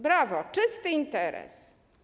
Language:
Polish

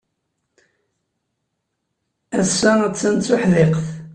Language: Kabyle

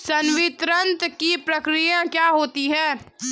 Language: Hindi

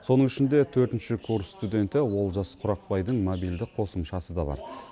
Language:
Kazakh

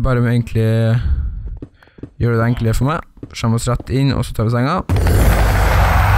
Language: Norwegian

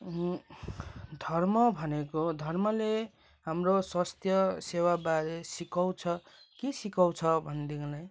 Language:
Nepali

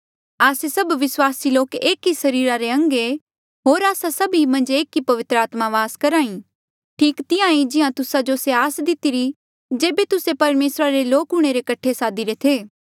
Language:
Mandeali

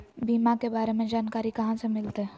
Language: Magahi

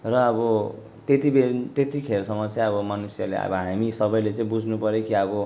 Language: Nepali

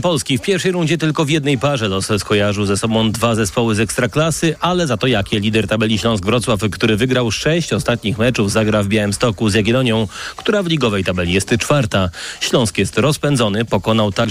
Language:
Polish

